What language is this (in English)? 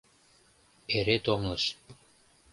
Mari